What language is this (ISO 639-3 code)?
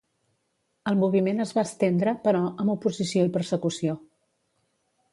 cat